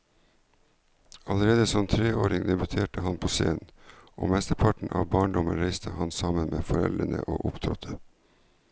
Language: Norwegian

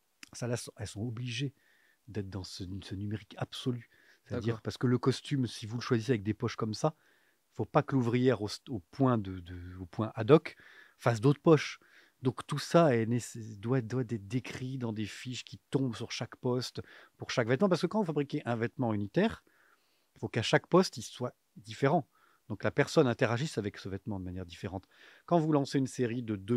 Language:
French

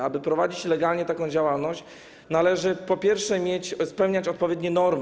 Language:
Polish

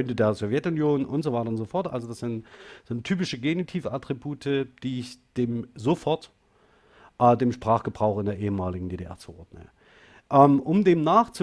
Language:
German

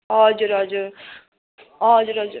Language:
Nepali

